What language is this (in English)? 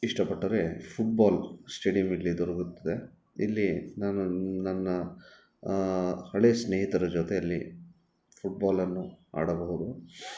Kannada